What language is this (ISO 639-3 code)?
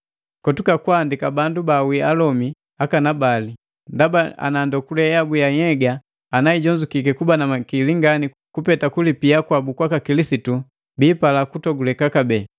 mgv